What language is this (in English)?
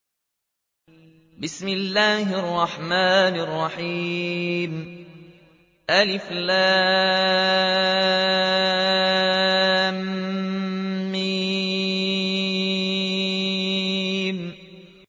Arabic